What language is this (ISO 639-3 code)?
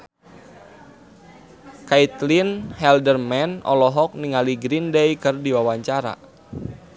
sun